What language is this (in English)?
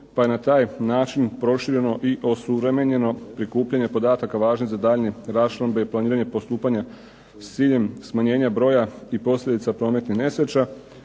Croatian